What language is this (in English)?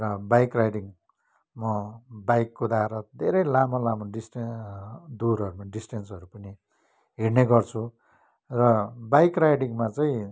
Nepali